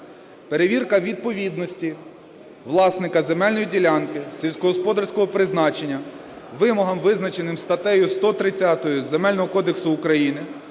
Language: Ukrainian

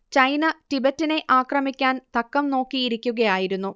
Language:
Malayalam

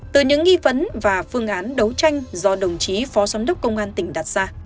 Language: Vietnamese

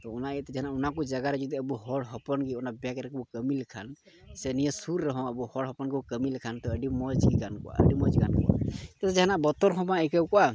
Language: Santali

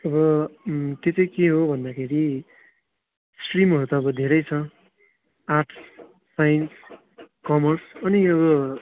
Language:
Nepali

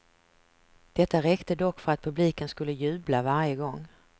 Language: Swedish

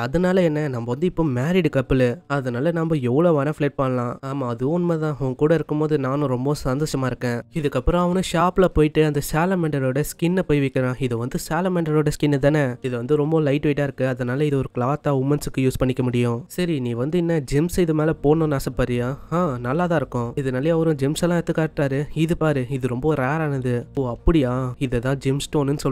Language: Tamil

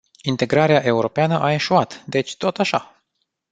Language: Romanian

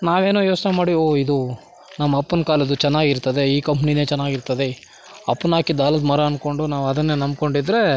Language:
Kannada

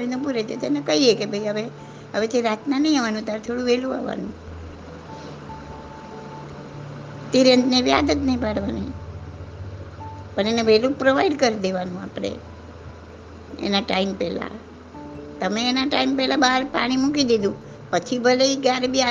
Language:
Gujarati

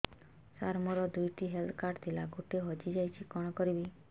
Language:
Odia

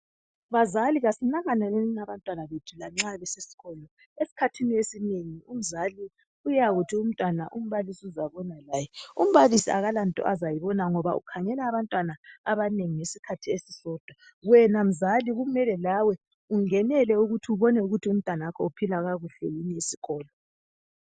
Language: North Ndebele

